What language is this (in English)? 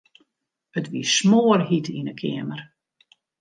Western Frisian